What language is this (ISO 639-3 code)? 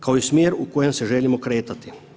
hrv